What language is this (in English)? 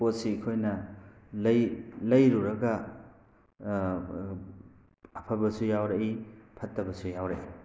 Manipuri